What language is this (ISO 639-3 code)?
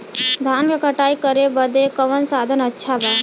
bho